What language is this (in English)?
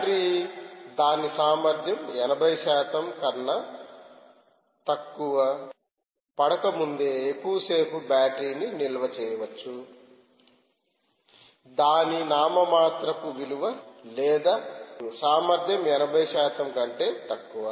Telugu